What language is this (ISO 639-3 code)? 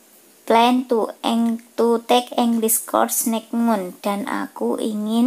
ind